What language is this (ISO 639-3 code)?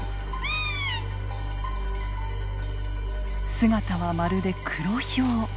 jpn